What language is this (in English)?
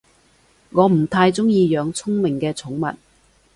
Cantonese